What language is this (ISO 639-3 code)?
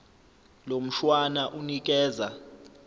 zul